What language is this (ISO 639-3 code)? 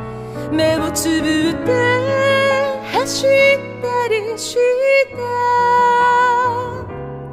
kor